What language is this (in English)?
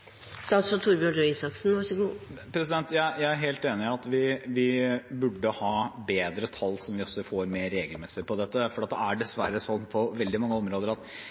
Norwegian